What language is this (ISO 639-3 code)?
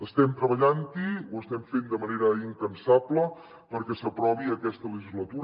cat